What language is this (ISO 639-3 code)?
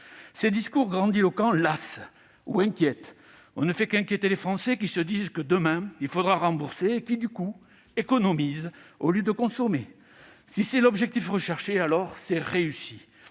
fra